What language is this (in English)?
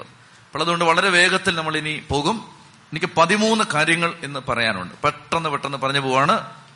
Malayalam